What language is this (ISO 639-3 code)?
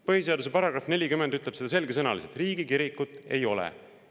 est